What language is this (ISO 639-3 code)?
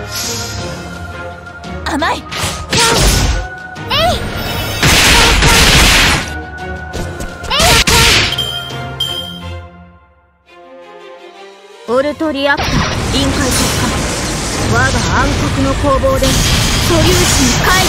jpn